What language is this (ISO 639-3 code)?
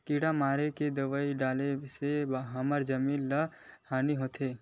hne